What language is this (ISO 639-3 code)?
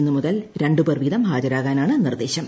mal